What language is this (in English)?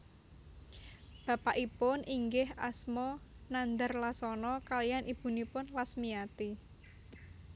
Javanese